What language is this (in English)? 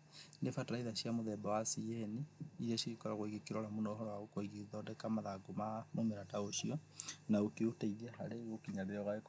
Kikuyu